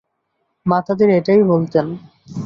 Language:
Bangla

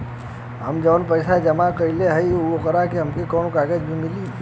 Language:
Bhojpuri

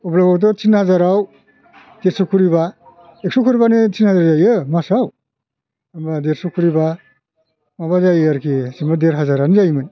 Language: Bodo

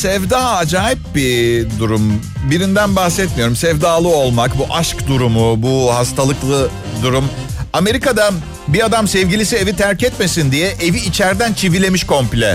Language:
Turkish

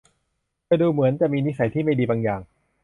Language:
Thai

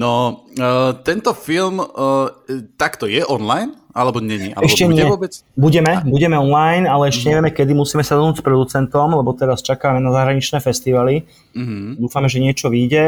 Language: Slovak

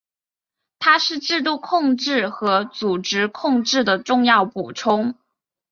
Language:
Chinese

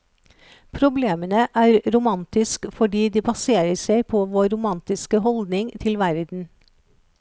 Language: Norwegian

